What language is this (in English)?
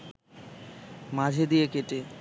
Bangla